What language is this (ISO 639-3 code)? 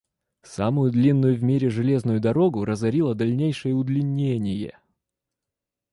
rus